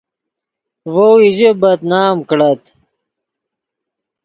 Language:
Yidgha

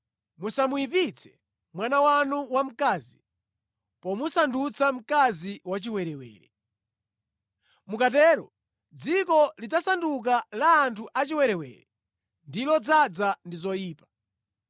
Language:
Nyanja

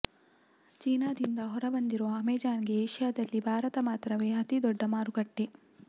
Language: Kannada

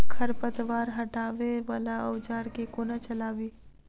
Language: Maithili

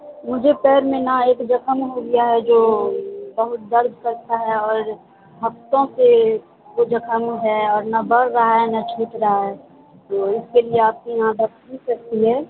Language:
Urdu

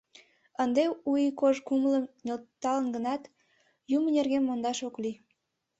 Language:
Mari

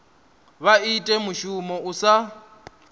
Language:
Venda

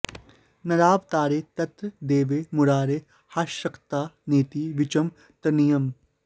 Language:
Sanskrit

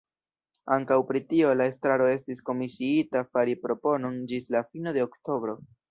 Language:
Esperanto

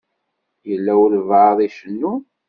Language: Kabyle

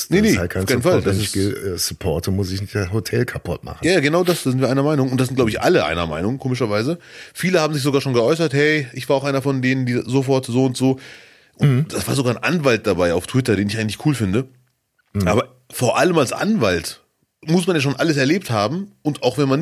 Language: German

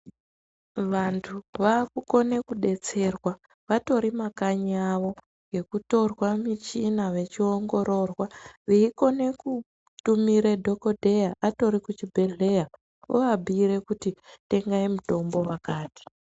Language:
Ndau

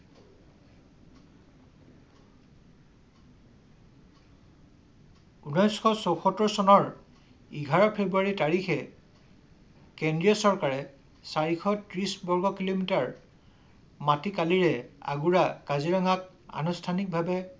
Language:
Assamese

